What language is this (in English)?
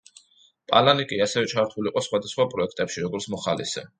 Georgian